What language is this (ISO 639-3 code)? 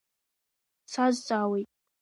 abk